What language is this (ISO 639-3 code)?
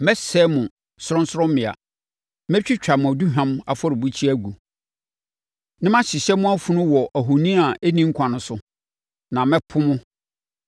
aka